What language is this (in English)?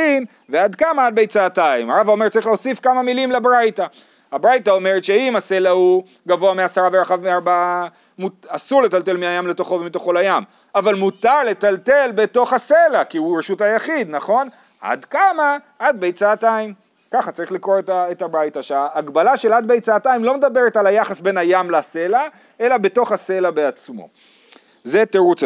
Hebrew